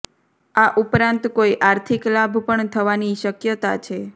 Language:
Gujarati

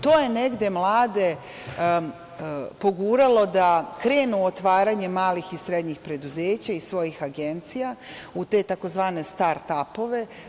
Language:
Serbian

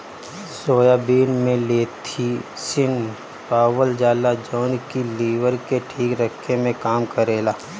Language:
Bhojpuri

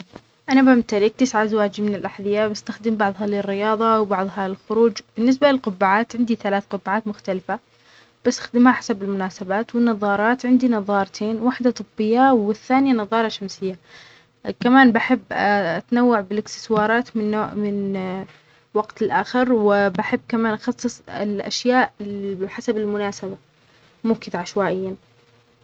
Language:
Omani Arabic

